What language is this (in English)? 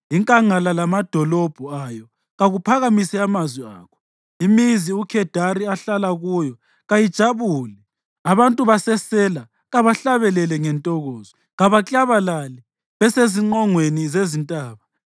North Ndebele